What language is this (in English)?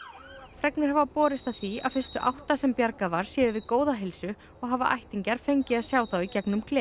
Icelandic